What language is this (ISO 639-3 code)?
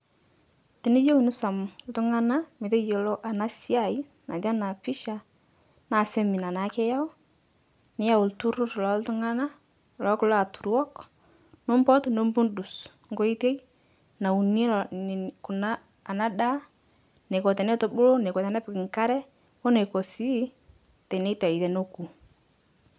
mas